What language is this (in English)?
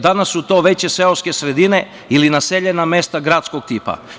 Serbian